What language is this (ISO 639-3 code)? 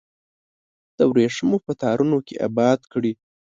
pus